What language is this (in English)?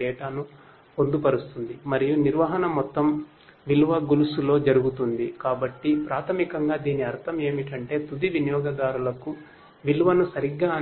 Telugu